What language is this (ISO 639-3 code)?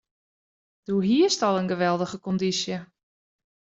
fry